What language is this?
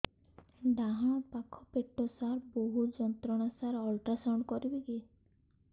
Odia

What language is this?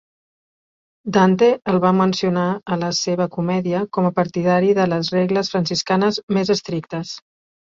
Catalan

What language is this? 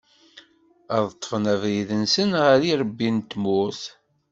Kabyle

